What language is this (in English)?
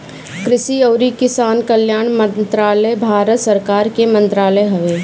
Bhojpuri